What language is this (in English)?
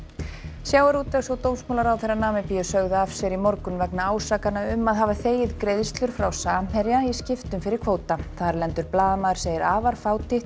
Icelandic